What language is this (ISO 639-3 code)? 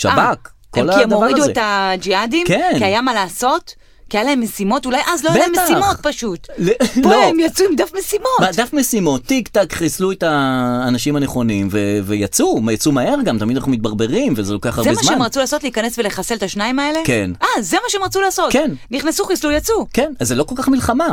heb